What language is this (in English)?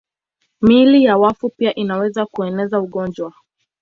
Swahili